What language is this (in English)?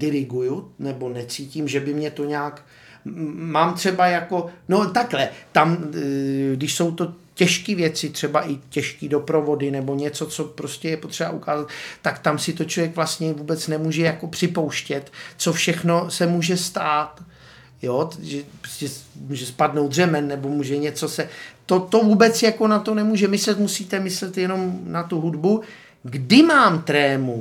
Czech